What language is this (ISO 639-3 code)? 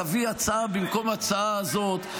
heb